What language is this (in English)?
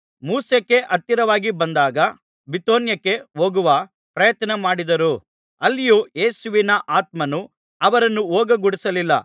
Kannada